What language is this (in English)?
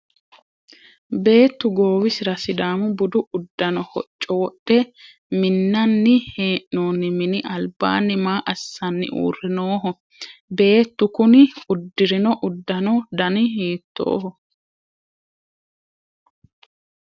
Sidamo